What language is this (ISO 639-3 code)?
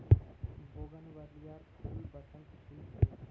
mag